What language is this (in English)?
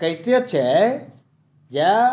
Maithili